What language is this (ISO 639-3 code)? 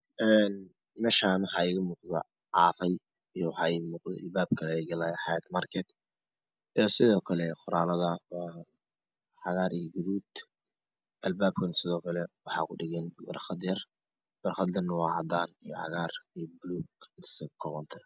som